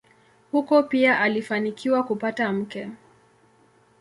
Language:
Swahili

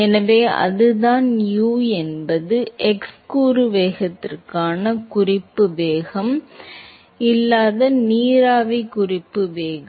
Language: Tamil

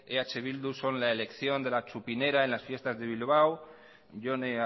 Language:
Spanish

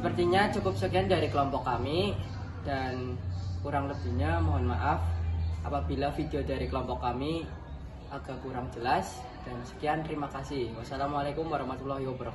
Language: Indonesian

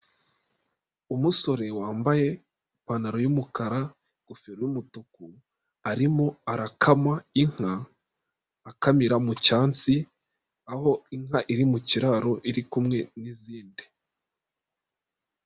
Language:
Kinyarwanda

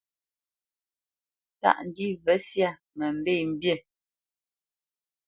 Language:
Bamenyam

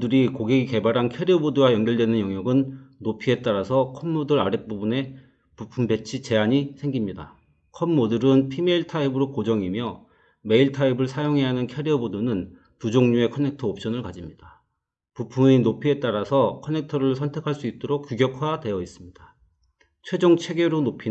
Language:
Korean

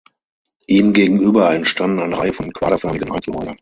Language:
German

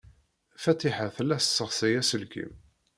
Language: Kabyle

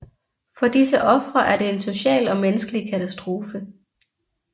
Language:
Danish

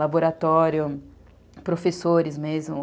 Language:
Portuguese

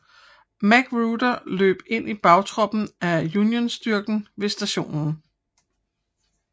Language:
Danish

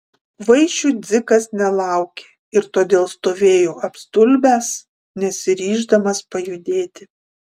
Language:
Lithuanian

